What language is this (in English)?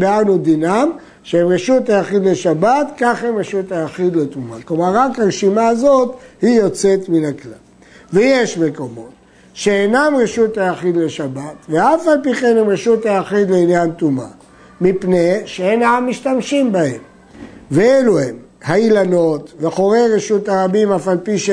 Hebrew